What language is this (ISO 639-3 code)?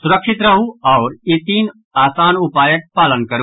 mai